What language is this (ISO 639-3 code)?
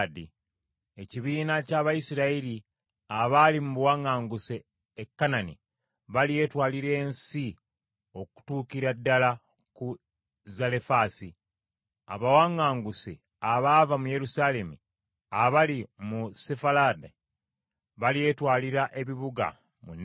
lug